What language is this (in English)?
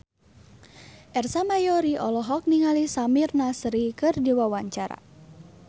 Sundanese